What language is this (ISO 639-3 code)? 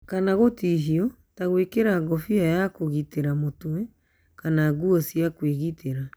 kik